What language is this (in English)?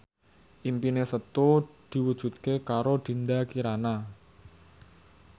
Javanese